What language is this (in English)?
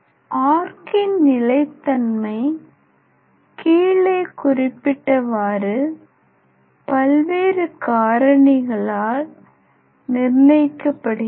Tamil